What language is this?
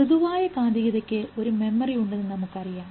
Malayalam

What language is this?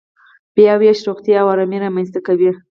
Pashto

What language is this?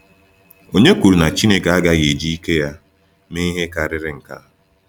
Igbo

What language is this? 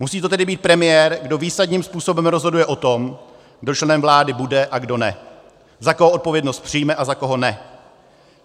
Czech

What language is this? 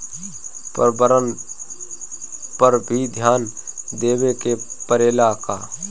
Bhojpuri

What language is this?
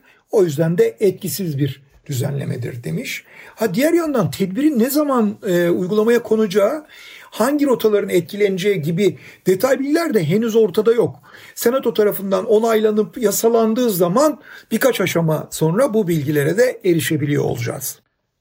Turkish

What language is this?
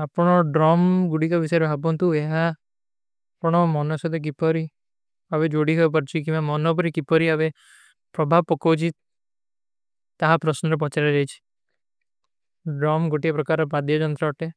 Kui (India)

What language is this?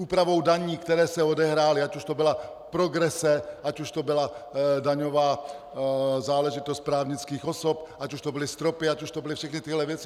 Czech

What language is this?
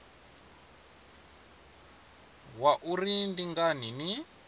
Venda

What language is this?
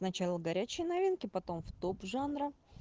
Russian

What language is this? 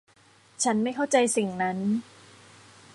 Thai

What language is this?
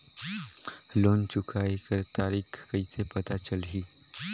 Chhattisgarhi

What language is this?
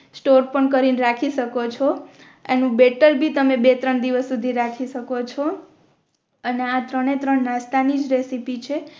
Gujarati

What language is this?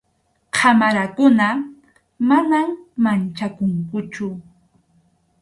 Arequipa-La Unión Quechua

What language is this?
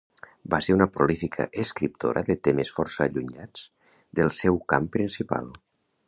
Catalan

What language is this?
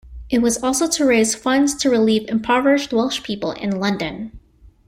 English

